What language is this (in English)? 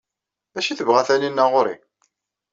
Kabyle